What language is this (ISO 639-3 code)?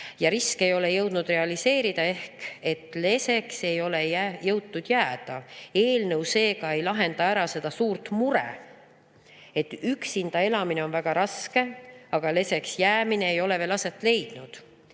est